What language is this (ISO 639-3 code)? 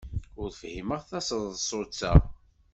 kab